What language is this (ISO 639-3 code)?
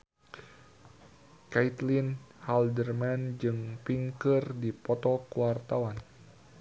sun